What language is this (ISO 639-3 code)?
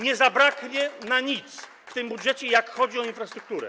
pol